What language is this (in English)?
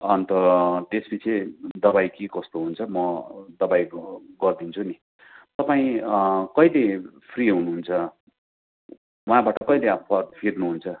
Nepali